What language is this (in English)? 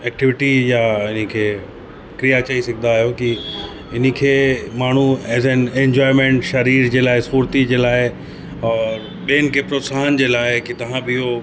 Sindhi